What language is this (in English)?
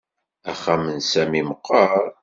Kabyle